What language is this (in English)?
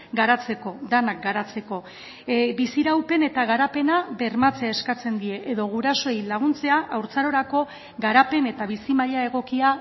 Basque